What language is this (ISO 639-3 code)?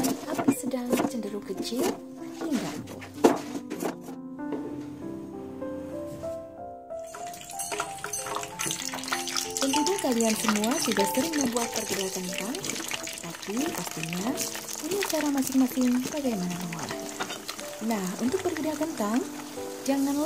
ind